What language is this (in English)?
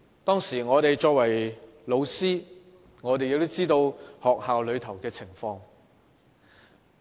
Cantonese